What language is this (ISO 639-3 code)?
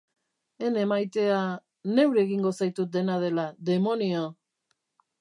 eus